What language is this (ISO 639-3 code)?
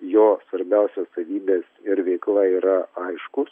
lit